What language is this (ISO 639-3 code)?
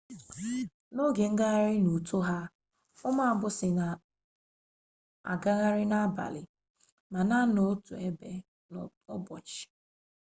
ibo